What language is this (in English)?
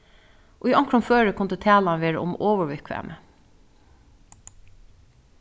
Faroese